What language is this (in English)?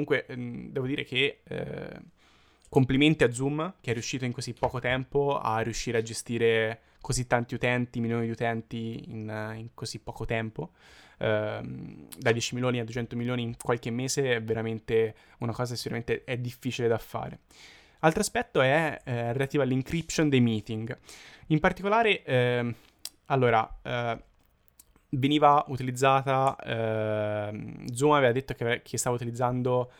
Italian